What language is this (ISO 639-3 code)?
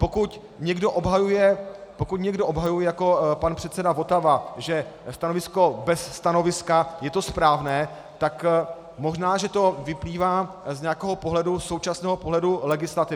ces